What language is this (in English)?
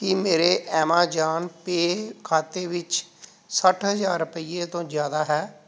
Punjabi